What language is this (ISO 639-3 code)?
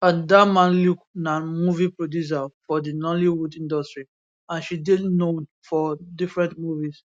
pcm